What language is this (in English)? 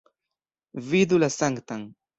Esperanto